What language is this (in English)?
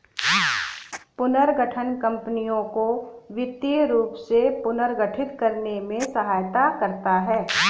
Hindi